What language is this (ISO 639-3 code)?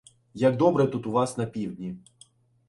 ukr